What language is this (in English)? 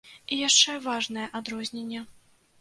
Belarusian